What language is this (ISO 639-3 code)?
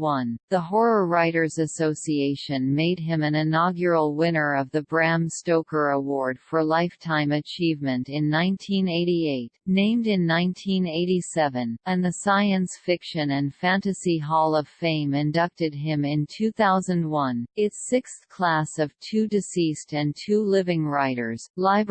eng